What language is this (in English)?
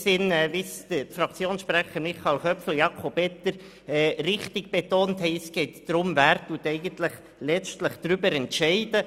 Swiss German